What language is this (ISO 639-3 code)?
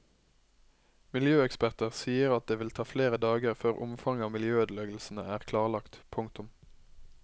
nor